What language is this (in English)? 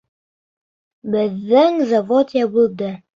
Bashkir